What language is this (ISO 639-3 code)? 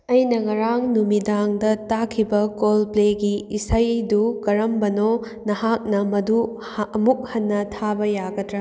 mni